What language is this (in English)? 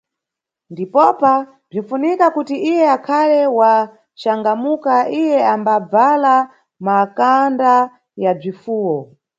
Nyungwe